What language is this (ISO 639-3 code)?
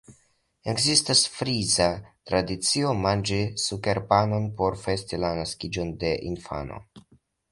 epo